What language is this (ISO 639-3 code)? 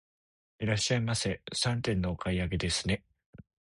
jpn